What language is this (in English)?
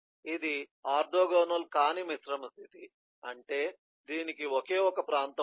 Telugu